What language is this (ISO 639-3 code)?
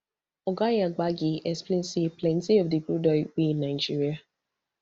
pcm